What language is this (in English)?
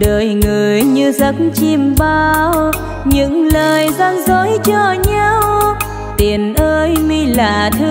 Vietnamese